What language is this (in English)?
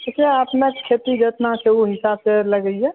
Maithili